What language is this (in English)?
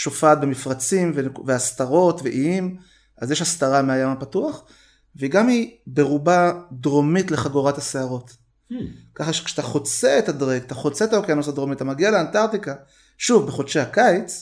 Hebrew